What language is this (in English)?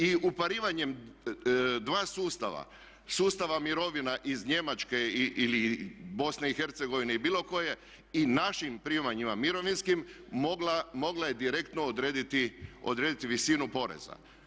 Croatian